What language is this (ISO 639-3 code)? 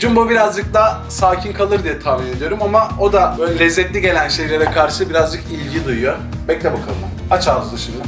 tur